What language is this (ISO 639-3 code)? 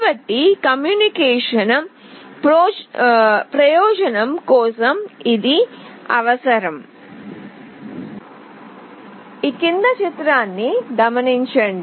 tel